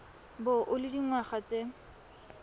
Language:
Tswana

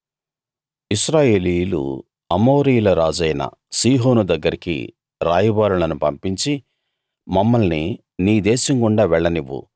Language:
Telugu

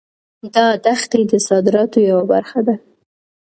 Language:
Pashto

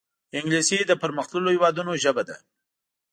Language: Pashto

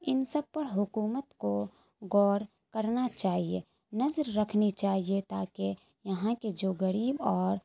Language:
Urdu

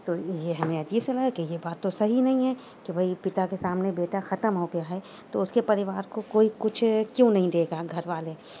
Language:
Urdu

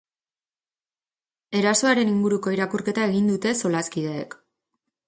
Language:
Basque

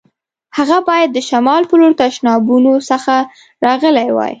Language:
Pashto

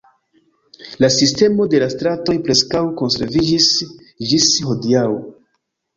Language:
Esperanto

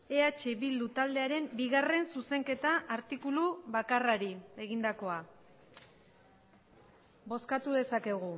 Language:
Basque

